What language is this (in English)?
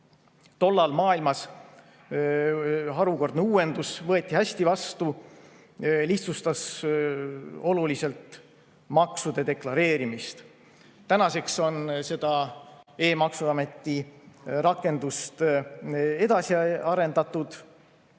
Estonian